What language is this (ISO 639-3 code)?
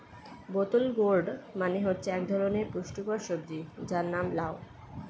ben